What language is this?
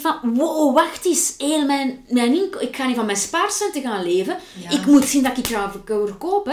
Dutch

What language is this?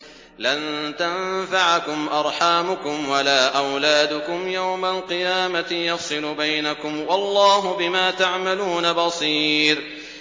Arabic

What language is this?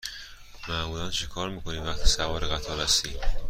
Persian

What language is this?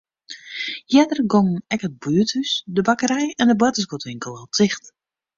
Western Frisian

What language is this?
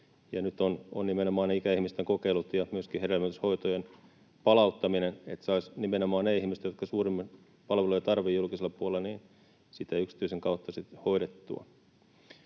Finnish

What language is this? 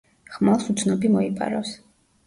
Georgian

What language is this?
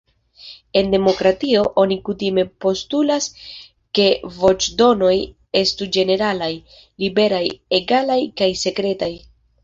Esperanto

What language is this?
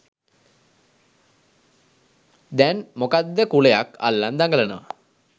Sinhala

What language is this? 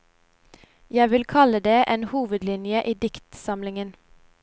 Norwegian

